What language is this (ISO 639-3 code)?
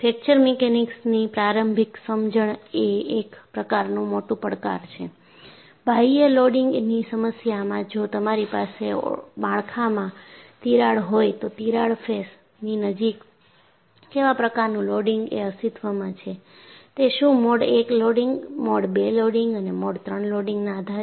guj